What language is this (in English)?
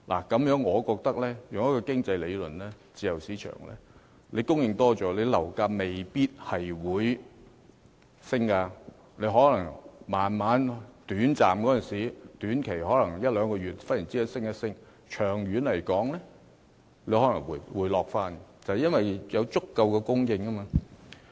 Cantonese